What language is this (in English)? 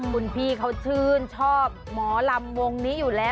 Thai